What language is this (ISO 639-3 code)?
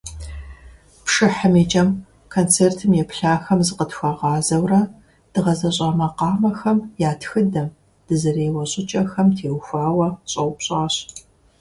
kbd